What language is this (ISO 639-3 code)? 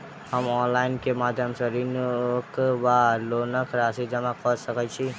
mai